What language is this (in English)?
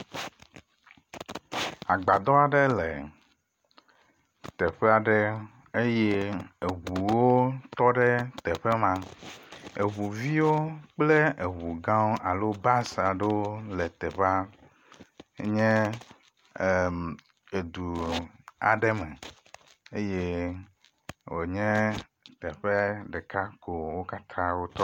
Ewe